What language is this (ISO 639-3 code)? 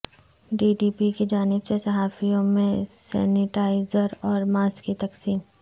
urd